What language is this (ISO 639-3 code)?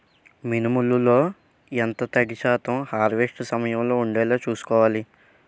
tel